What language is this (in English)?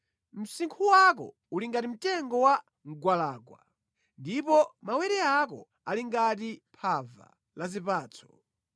Nyanja